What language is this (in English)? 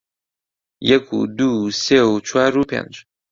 Central Kurdish